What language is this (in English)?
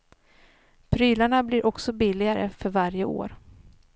Swedish